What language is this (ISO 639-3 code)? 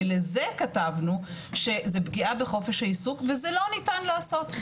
heb